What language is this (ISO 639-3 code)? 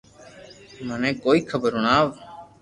lrk